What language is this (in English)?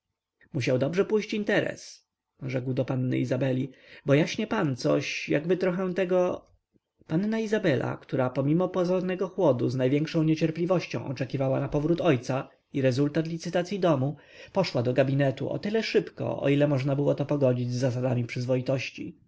Polish